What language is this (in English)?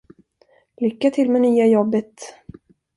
Swedish